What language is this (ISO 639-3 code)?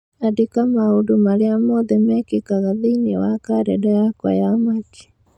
kik